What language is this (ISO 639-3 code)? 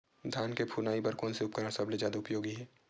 hne